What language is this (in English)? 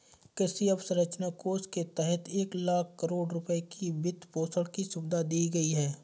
Hindi